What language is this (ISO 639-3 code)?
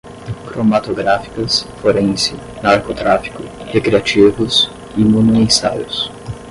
por